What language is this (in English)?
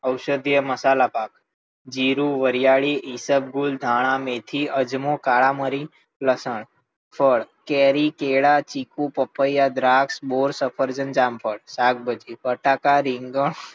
Gujarati